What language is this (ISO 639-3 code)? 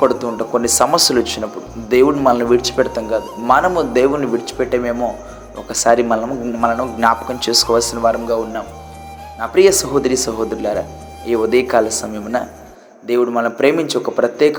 tel